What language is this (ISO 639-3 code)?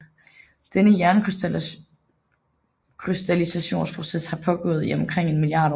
dan